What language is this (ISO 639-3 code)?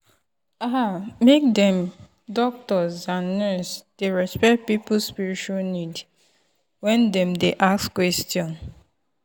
pcm